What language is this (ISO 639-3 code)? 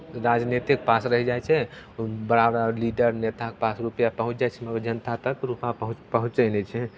mai